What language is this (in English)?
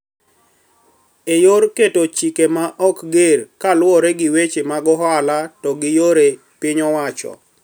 Luo (Kenya and Tanzania)